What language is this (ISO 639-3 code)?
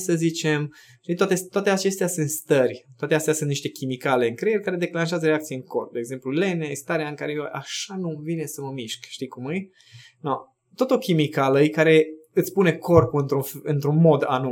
ron